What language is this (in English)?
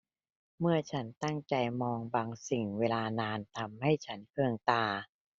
Thai